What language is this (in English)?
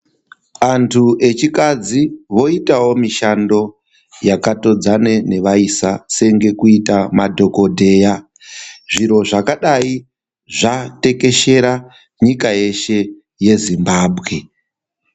Ndau